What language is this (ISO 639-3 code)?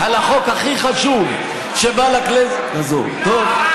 heb